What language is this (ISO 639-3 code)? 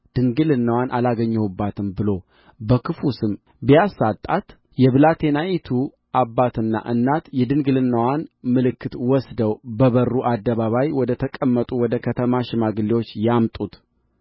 amh